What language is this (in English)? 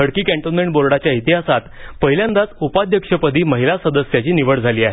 Marathi